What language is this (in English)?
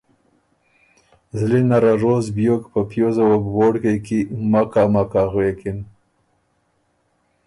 Ormuri